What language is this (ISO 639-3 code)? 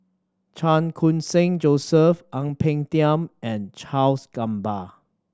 eng